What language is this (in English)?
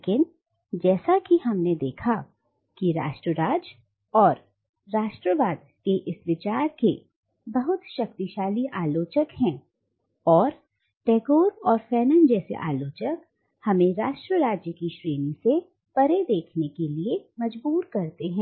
Hindi